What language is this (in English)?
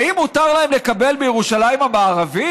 Hebrew